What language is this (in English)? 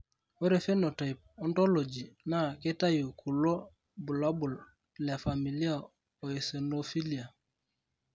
Masai